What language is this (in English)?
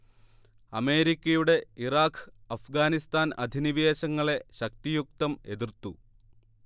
Malayalam